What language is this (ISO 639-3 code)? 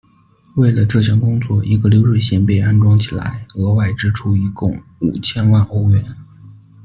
zho